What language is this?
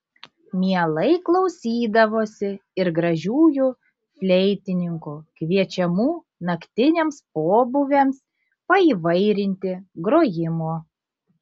Lithuanian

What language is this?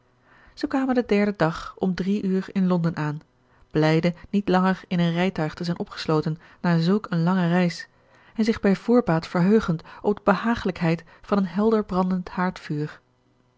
Dutch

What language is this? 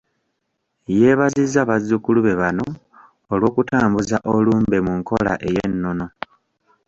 Ganda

